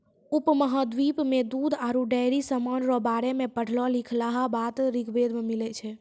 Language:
Maithili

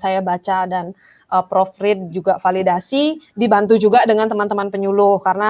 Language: Indonesian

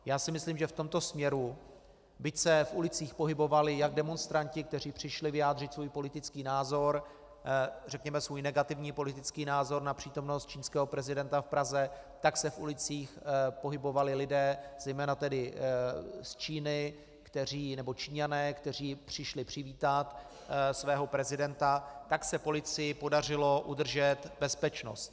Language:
Czech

